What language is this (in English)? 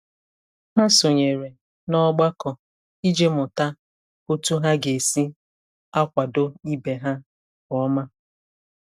Igbo